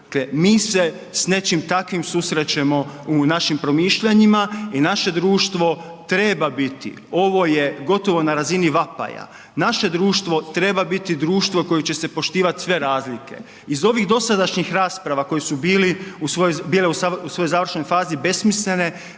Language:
Croatian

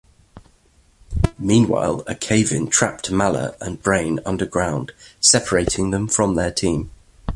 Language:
English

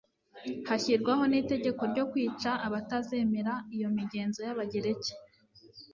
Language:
Kinyarwanda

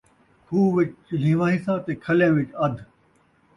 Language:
Saraiki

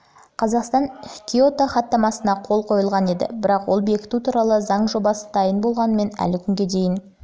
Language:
Kazakh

